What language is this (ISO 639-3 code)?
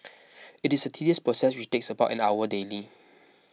eng